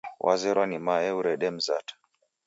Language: Taita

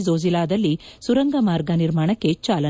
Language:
Kannada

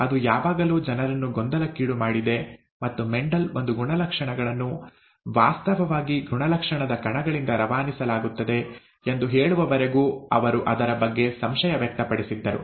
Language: Kannada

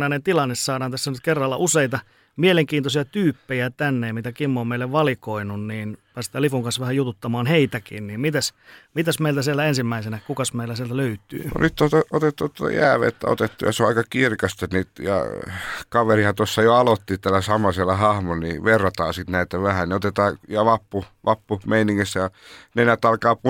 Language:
Finnish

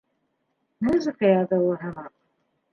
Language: Bashkir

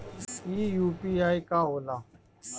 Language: Bhojpuri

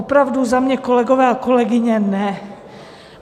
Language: Czech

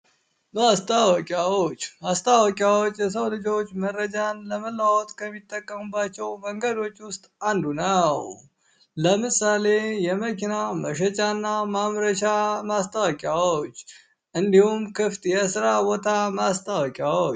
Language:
Amharic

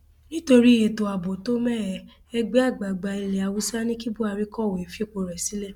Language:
Yoruba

